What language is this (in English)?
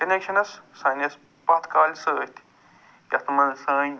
Kashmiri